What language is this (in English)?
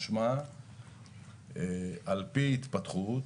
Hebrew